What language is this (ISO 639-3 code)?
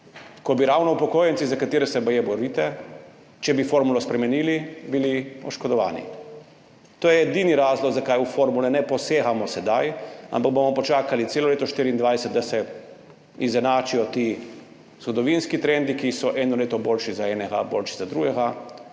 slv